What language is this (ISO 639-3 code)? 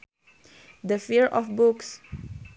sun